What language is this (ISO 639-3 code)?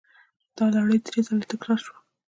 pus